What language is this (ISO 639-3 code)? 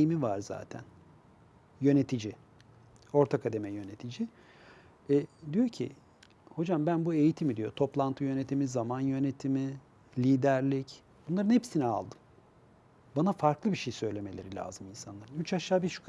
tur